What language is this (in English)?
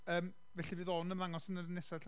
Welsh